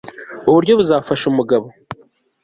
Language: Kinyarwanda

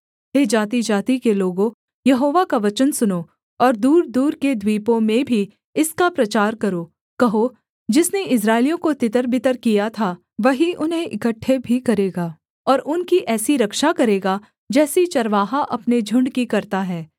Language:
Hindi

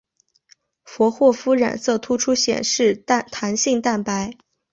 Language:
Chinese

